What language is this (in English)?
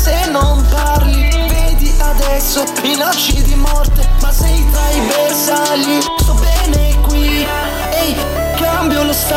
Italian